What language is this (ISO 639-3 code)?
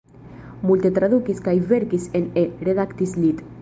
epo